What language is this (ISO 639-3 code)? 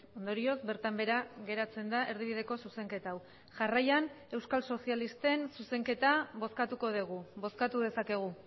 eus